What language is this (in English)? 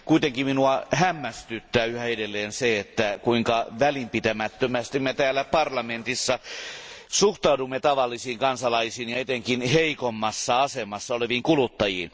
Finnish